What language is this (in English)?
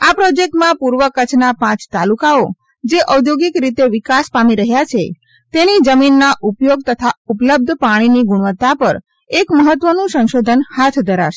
Gujarati